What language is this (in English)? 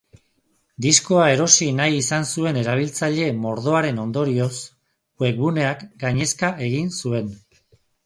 Basque